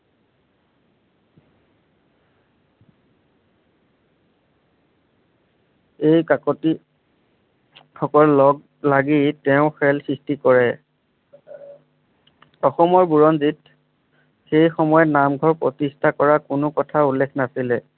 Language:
Assamese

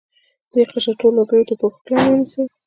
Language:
Pashto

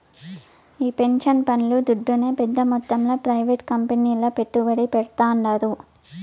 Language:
Telugu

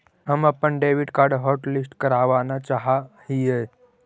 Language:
Magahi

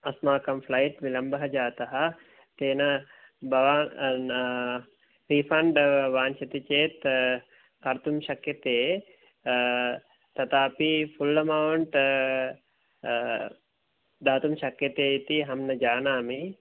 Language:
Sanskrit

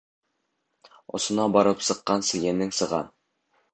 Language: Bashkir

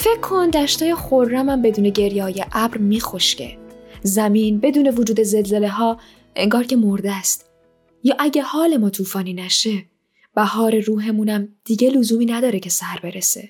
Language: Persian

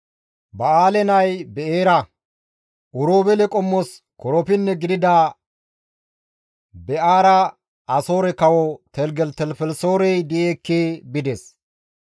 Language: Gamo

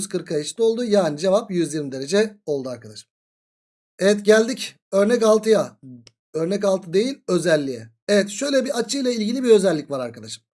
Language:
Turkish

